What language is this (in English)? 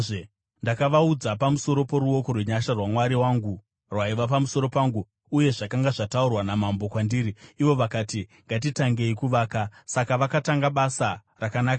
Shona